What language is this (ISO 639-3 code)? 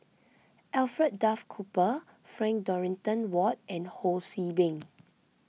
eng